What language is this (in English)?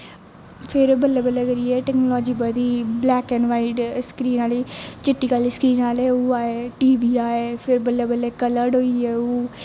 Dogri